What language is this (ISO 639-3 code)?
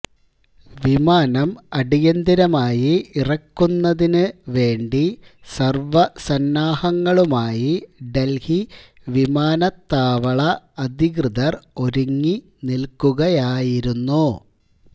mal